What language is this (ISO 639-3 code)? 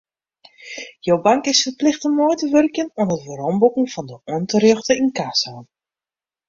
fry